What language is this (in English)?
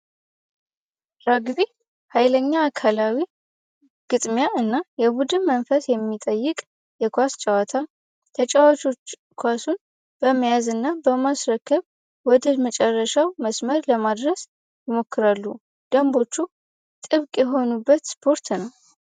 Amharic